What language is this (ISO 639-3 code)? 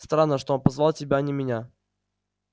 rus